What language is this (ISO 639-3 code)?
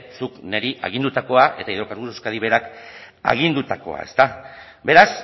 eus